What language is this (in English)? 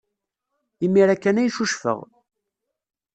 Kabyle